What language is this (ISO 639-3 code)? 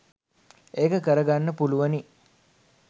sin